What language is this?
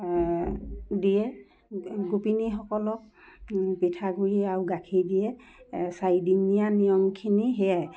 Assamese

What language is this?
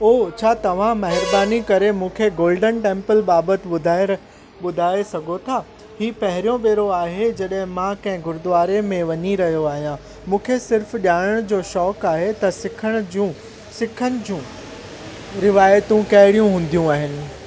Sindhi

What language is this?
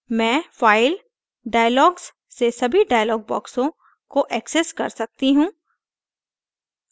Hindi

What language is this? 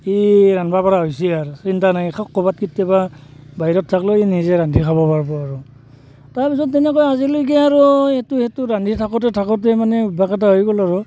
Assamese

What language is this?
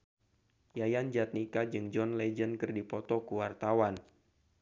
Sundanese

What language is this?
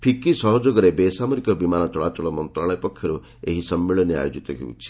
Odia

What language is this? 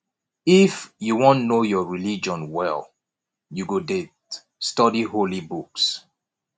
Nigerian Pidgin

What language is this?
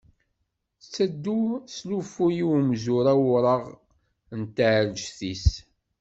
Kabyle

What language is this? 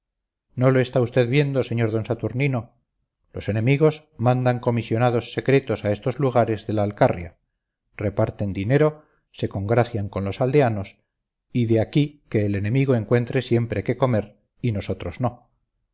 Spanish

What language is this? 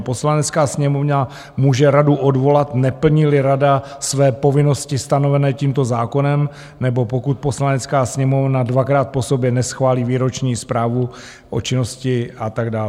Czech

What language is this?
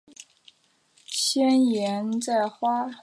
Chinese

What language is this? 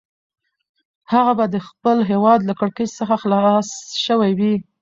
Pashto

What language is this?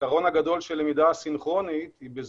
Hebrew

